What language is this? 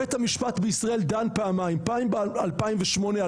Hebrew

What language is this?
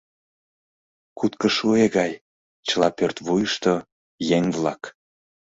Mari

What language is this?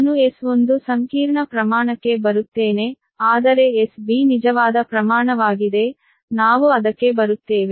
Kannada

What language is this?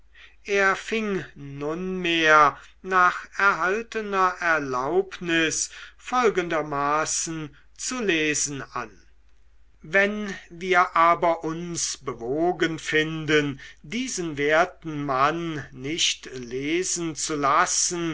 German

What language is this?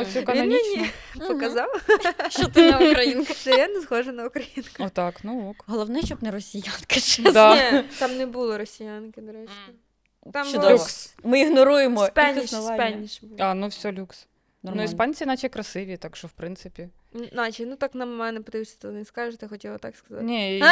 Ukrainian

